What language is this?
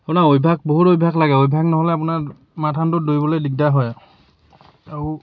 Assamese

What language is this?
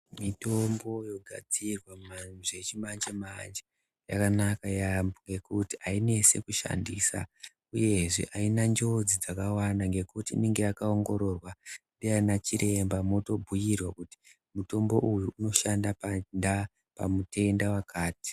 Ndau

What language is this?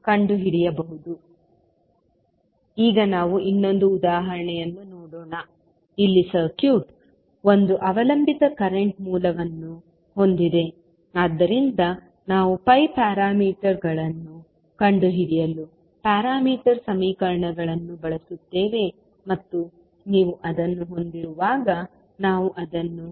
Kannada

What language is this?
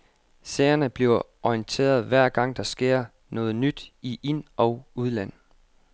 Danish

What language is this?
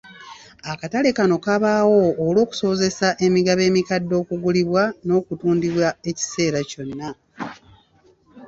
Ganda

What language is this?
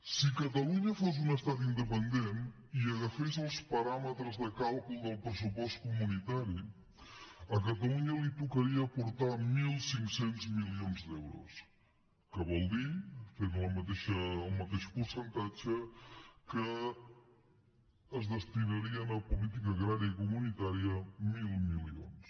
Catalan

